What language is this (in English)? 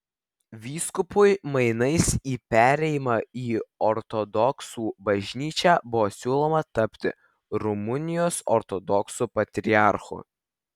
Lithuanian